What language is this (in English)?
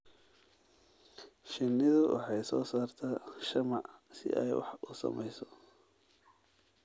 Somali